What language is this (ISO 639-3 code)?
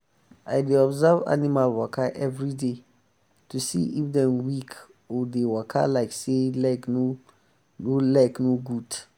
pcm